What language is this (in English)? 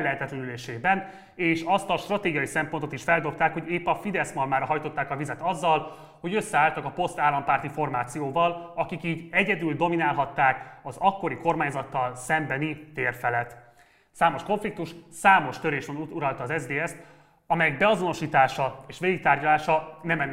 Hungarian